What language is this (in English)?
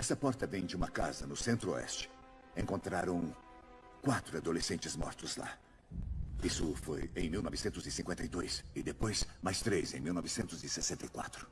Portuguese